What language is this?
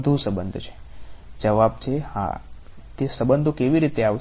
Gujarati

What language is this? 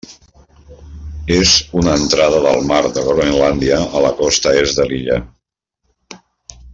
Catalan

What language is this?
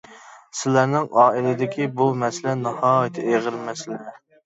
Uyghur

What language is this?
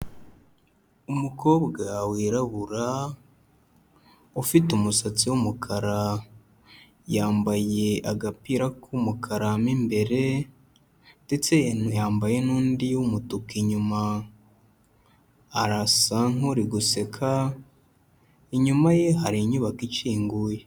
Kinyarwanda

